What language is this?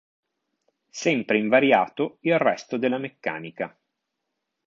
Italian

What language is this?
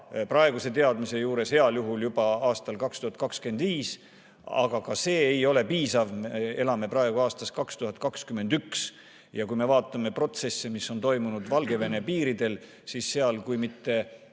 Estonian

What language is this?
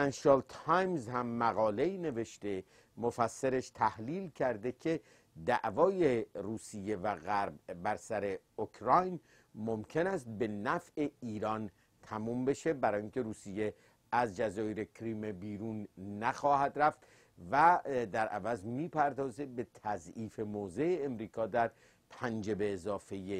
Persian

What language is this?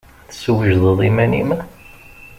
Kabyle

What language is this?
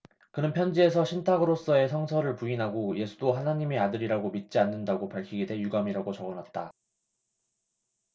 Korean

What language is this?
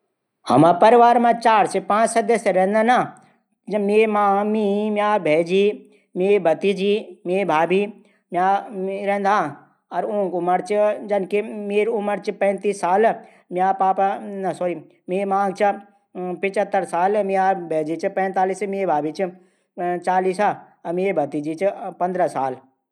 Garhwali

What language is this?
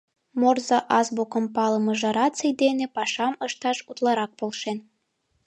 Mari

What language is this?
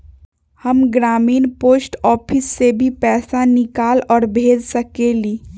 Magahi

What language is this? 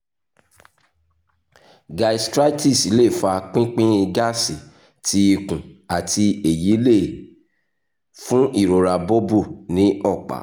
Yoruba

